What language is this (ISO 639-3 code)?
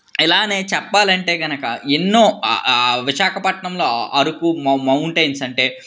tel